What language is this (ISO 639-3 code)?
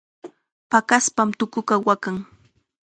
qxa